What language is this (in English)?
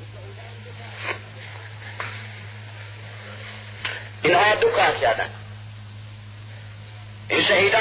Persian